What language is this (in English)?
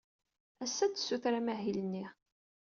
Kabyle